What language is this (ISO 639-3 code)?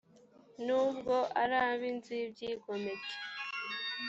kin